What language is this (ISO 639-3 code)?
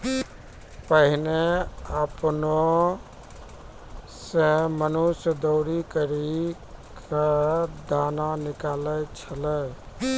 mai